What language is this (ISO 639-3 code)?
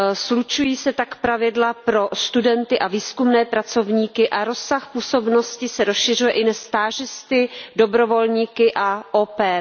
ces